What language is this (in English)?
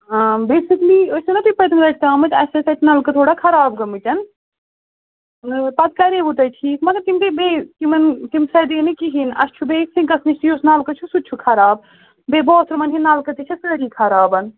Kashmiri